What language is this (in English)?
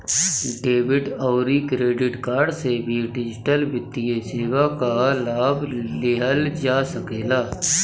Bhojpuri